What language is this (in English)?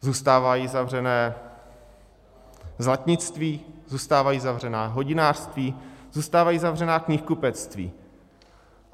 Czech